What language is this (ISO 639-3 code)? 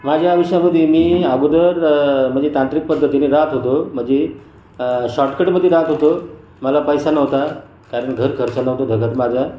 mar